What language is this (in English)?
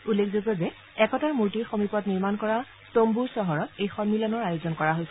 Assamese